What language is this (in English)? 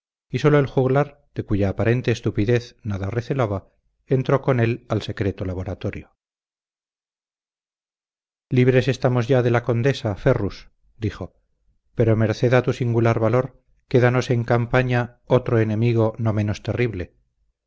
Spanish